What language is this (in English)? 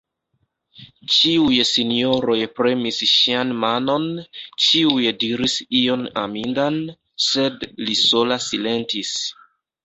Esperanto